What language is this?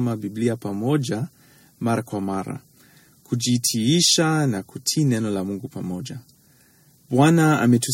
Swahili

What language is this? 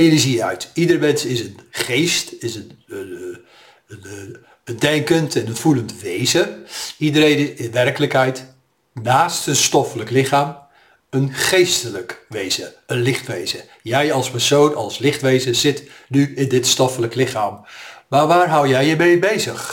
Dutch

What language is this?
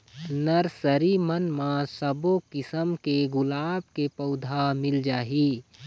Chhattisgarhi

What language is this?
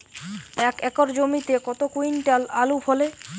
Bangla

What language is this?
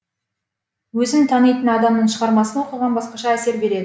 Kazakh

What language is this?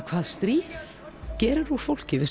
Icelandic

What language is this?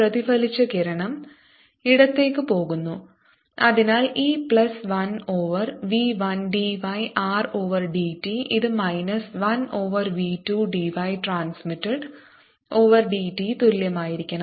Malayalam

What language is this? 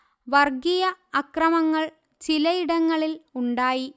Malayalam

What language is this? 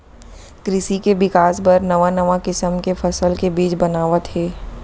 Chhattisgarhi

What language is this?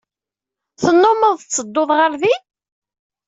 Kabyle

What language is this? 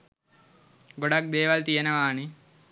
Sinhala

